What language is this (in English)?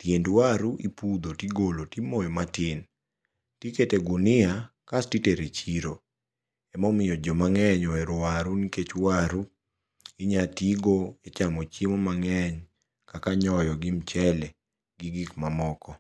Luo (Kenya and Tanzania)